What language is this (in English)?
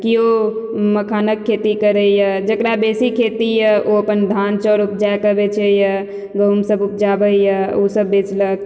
Maithili